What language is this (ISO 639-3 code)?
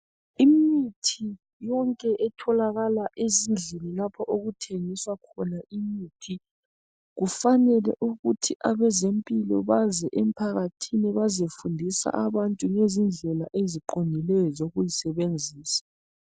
nde